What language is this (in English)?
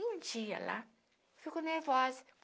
Portuguese